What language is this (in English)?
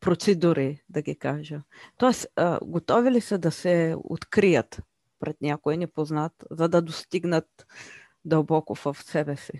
Bulgarian